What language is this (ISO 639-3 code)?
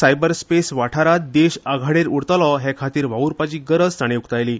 kok